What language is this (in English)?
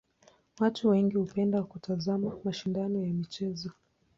Swahili